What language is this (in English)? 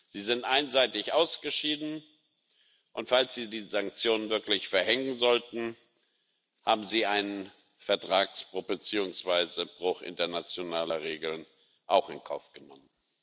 German